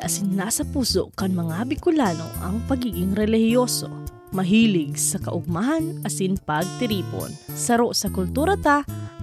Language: Filipino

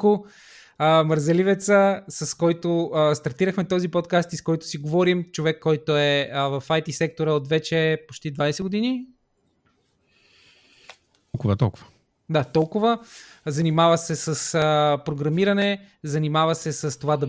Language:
Bulgarian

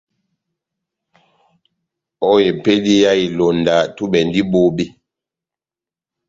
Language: Batanga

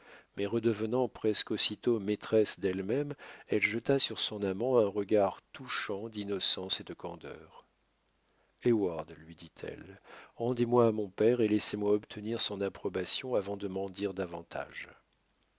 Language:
French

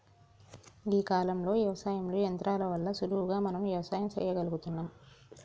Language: Telugu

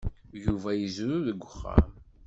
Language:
Kabyle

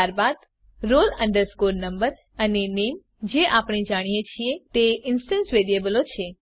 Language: Gujarati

